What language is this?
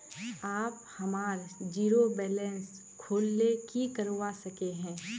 Magahi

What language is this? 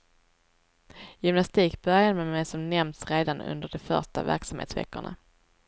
Swedish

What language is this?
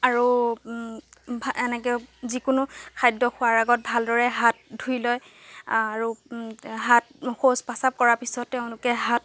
Assamese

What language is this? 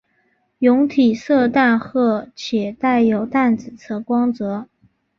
Chinese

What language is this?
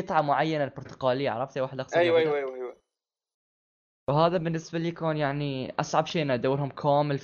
Arabic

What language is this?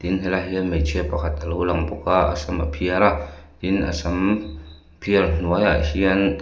Mizo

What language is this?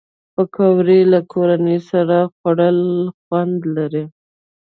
Pashto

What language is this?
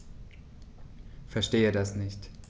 German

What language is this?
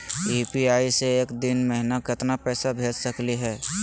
Magahi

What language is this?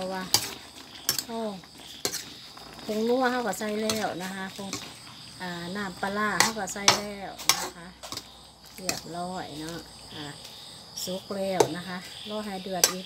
Thai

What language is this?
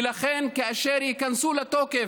Hebrew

